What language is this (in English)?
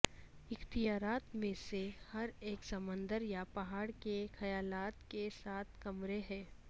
Urdu